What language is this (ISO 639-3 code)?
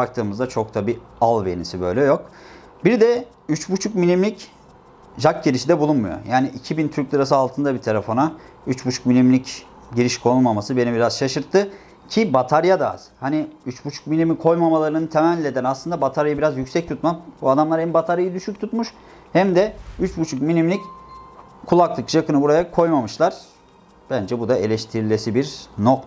tur